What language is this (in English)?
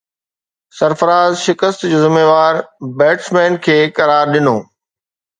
Sindhi